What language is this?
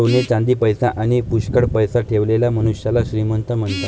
Marathi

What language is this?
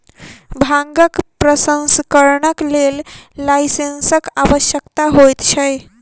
Maithili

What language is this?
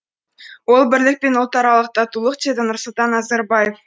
Kazakh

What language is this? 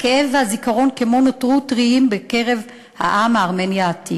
Hebrew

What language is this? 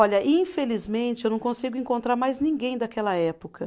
Portuguese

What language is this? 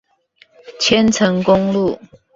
Chinese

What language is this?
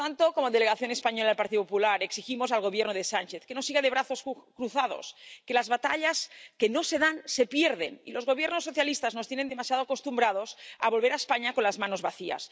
Spanish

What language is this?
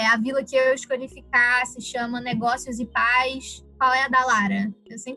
Portuguese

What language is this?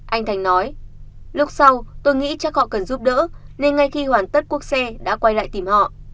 Vietnamese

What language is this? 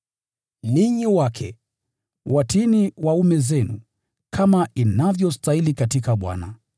Swahili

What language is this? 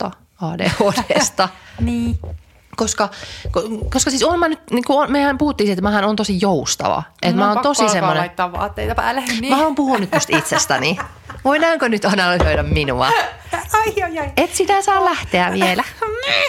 Finnish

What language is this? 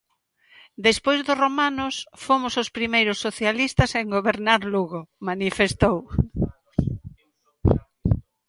Galician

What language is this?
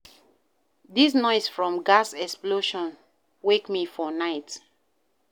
Nigerian Pidgin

